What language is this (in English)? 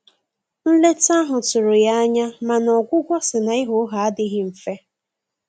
Igbo